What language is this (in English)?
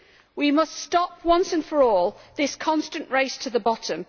English